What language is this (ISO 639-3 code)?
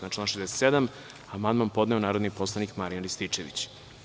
srp